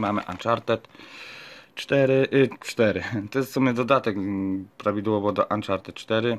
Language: Polish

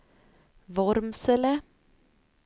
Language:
Swedish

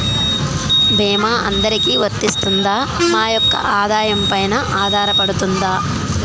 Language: Telugu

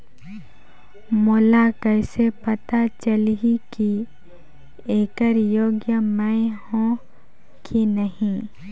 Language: Chhattisgarhi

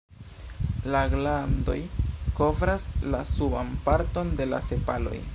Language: Esperanto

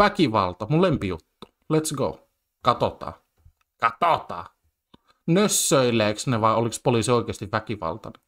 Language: Finnish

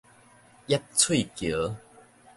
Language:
Min Nan Chinese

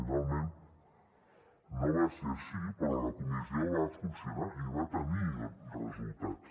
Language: Catalan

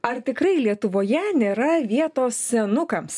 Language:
Lithuanian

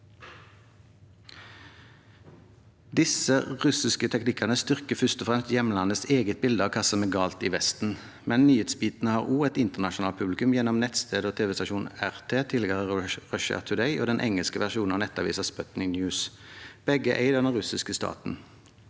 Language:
Norwegian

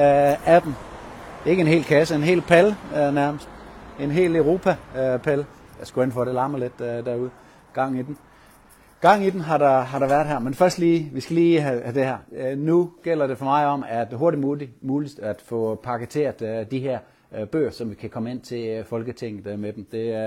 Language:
Danish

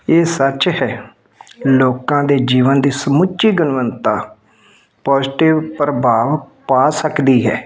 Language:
Punjabi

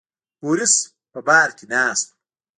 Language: Pashto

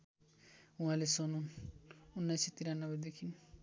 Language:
Nepali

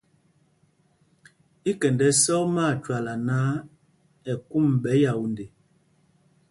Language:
Mpumpong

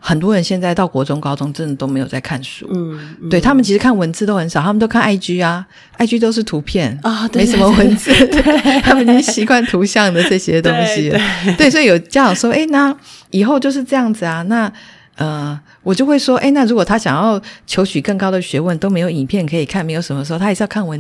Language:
Chinese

